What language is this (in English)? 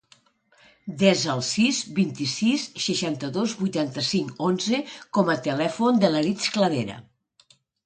Catalan